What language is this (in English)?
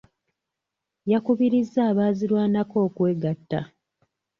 Ganda